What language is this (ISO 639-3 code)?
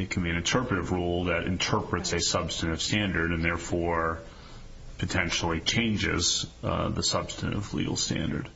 eng